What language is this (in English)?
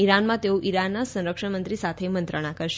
Gujarati